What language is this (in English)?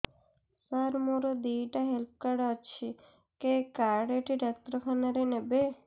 Odia